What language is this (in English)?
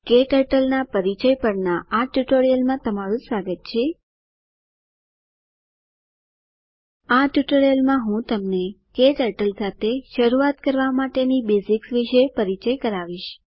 Gujarati